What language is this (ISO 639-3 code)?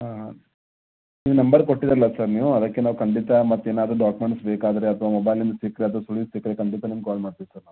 kan